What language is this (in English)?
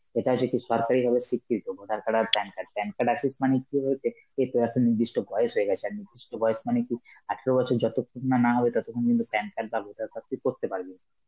Bangla